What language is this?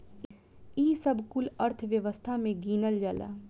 Bhojpuri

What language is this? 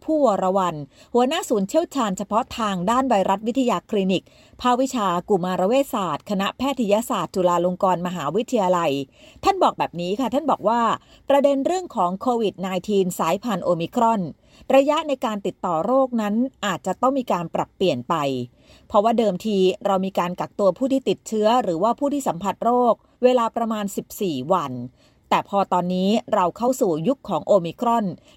Thai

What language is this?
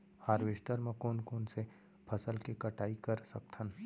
Chhattisgarhi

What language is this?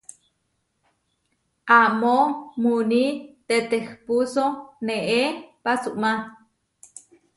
Huarijio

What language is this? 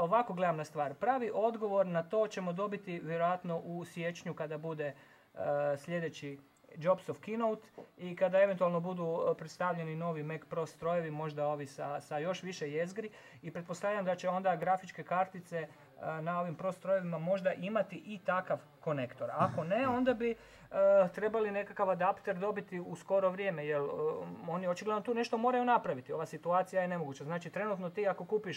Croatian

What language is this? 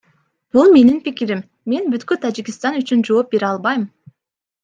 Kyrgyz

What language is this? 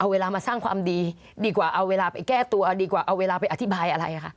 Thai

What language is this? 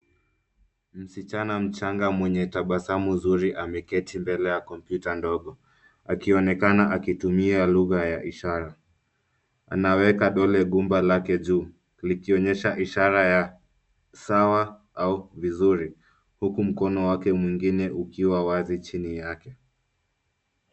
Swahili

